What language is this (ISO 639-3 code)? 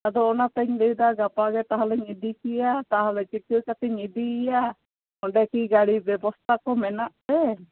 sat